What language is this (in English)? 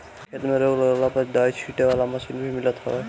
Bhojpuri